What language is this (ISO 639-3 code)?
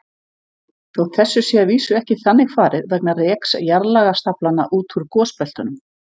isl